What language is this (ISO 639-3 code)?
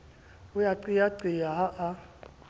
sot